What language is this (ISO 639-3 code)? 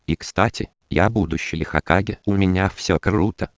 rus